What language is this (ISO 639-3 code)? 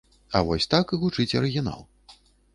bel